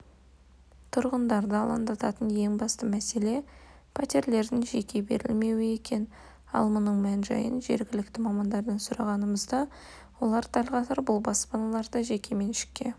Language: Kazakh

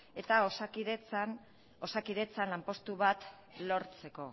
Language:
Basque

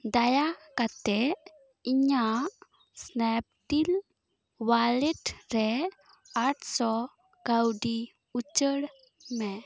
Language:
Santali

